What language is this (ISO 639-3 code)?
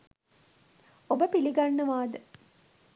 sin